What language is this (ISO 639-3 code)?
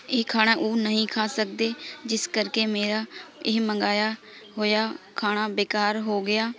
pan